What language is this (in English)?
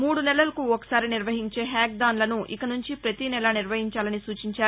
Telugu